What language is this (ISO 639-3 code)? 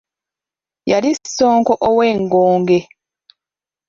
lug